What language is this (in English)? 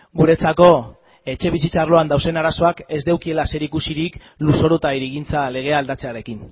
Basque